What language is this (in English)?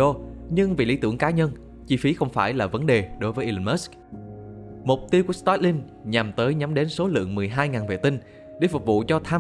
Vietnamese